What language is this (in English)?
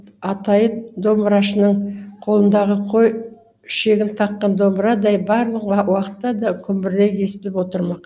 Kazakh